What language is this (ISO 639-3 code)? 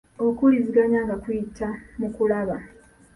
lug